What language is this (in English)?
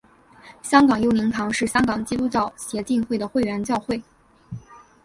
Chinese